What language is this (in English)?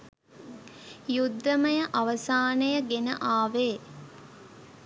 Sinhala